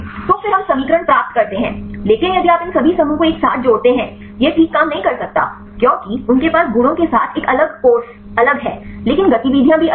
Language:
Hindi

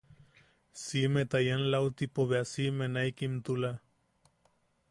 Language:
Yaqui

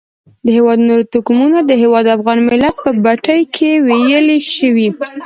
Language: Pashto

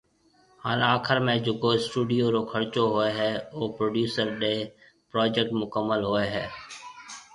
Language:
Marwari (Pakistan)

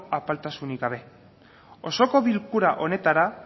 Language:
Basque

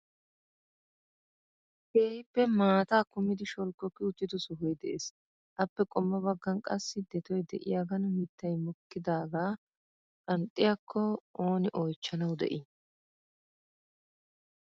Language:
Wolaytta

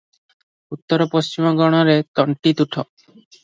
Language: Odia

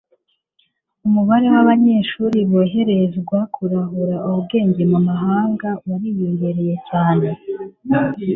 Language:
Kinyarwanda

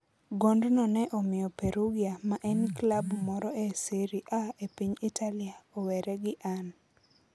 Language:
Luo (Kenya and Tanzania)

